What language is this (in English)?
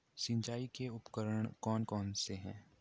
Hindi